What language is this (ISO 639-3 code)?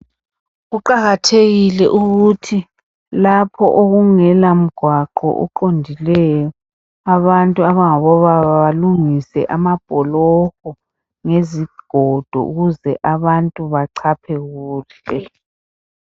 nde